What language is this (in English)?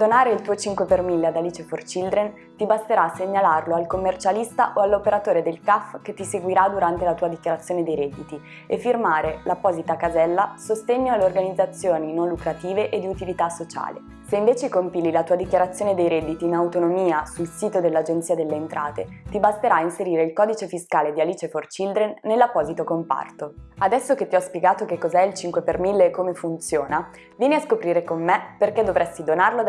Italian